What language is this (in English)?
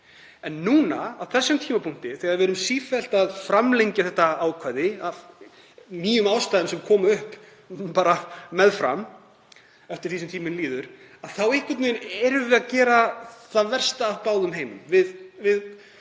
Icelandic